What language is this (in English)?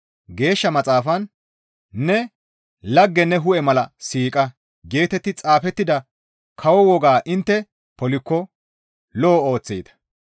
Gamo